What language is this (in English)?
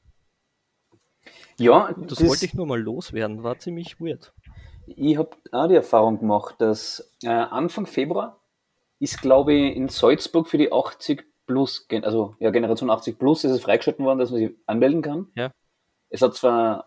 German